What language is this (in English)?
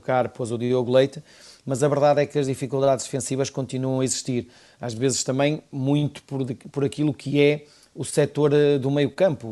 Portuguese